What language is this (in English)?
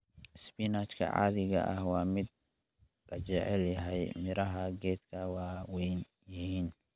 Somali